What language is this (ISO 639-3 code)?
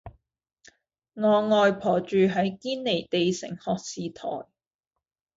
yue